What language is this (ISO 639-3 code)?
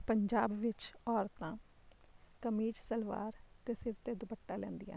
pan